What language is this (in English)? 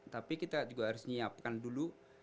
Indonesian